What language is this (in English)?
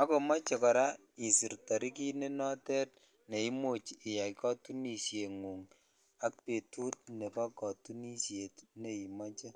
Kalenjin